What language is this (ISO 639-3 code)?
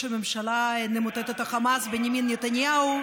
heb